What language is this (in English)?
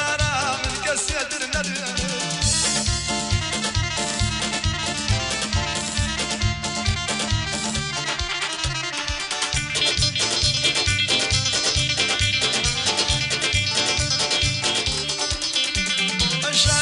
Arabic